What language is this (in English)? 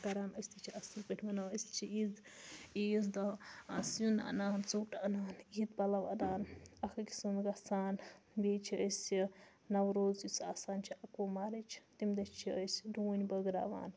Kashmiri